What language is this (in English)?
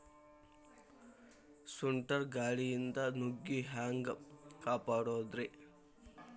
Kannada